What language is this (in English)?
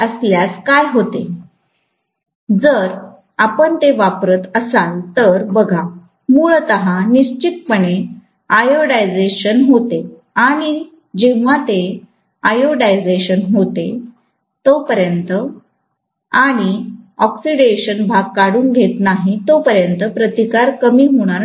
Marathi